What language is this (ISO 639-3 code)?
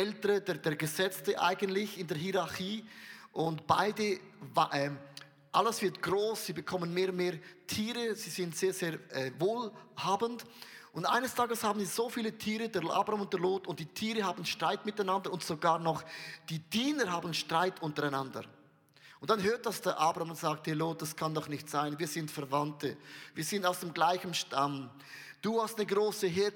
deu